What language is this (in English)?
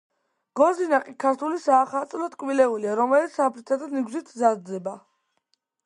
Georgian